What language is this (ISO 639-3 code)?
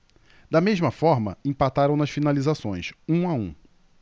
por